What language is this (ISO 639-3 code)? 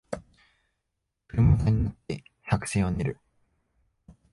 jpn